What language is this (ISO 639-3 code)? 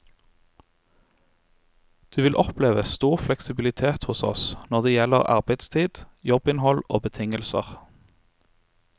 nor